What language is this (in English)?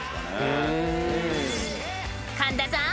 Japanese